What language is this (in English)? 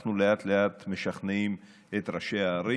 Hebrew